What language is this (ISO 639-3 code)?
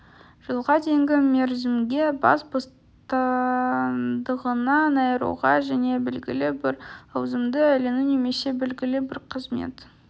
kaz